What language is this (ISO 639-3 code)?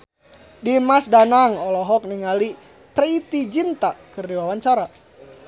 sun